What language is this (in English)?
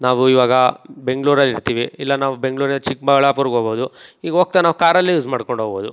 Kannada